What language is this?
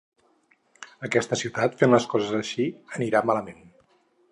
Catalan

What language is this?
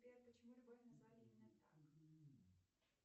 Russian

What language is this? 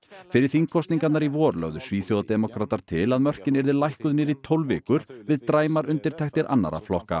Icelandic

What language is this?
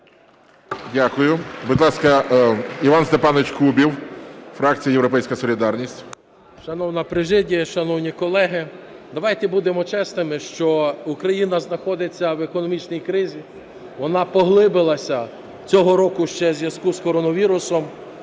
Ukrainian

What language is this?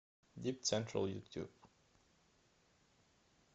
Russian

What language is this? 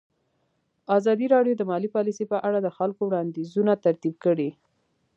Pashto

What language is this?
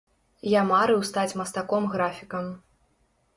Belarusian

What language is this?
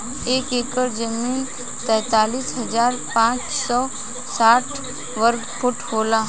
Bhojpuri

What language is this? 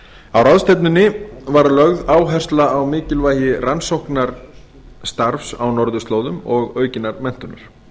Icelandic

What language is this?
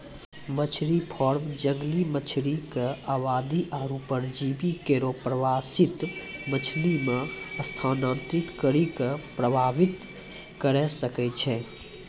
Maithili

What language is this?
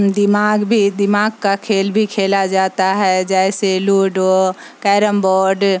Urdu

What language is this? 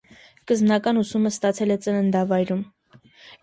Armenian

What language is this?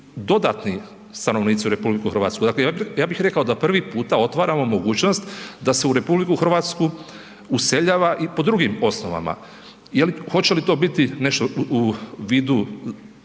Croatian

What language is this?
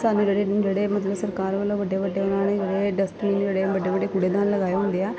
Punjabi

